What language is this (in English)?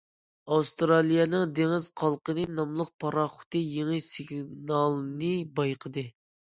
Uyghur